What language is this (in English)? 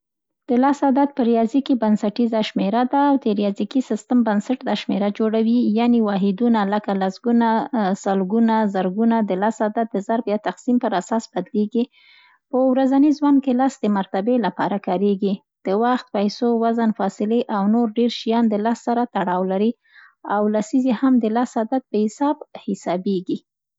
Central Pashto